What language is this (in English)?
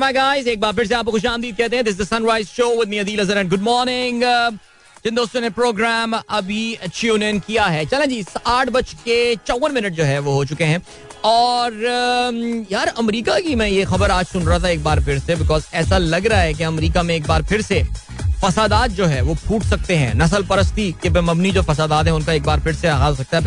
Hindi